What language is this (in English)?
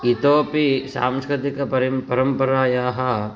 Sanskrit